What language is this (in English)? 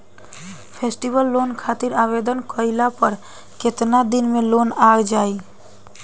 Bhojpuri